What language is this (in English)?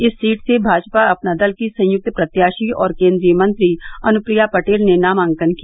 Hindi